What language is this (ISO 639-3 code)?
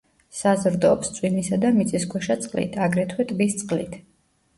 kat